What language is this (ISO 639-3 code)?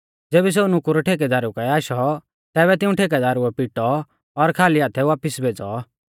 bfz